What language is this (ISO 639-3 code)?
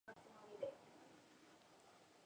spa